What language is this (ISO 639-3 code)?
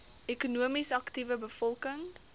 afr